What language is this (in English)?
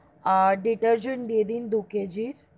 Bangla